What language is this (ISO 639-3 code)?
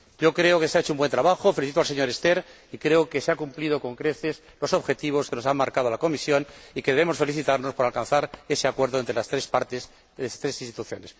spa